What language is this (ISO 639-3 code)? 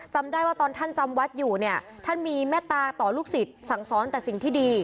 tha